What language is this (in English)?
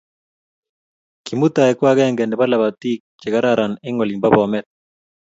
Kalenjin